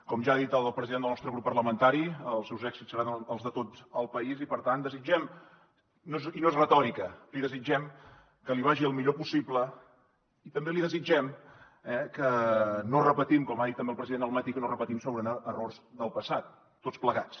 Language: Catalan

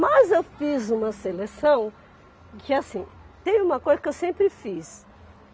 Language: Portuguese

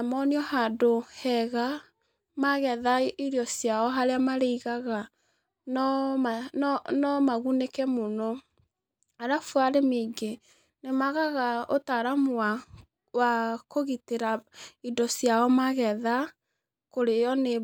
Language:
Kikuyu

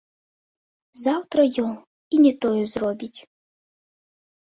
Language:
Belarusian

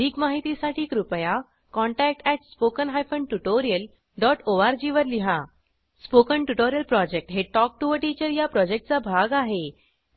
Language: Marathi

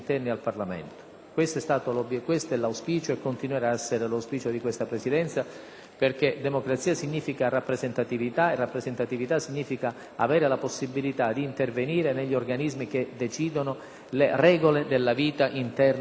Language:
Italian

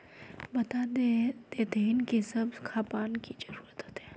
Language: Magahi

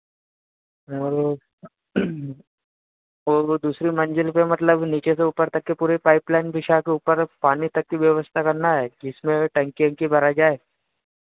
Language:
Hindi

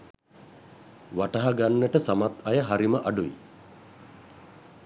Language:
Sinhala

